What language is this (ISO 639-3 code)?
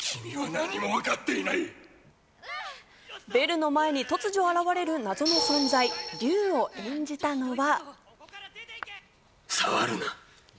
jpn